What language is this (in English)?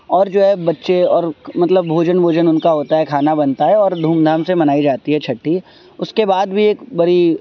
Urdu